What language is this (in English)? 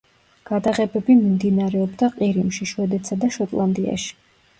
Georgian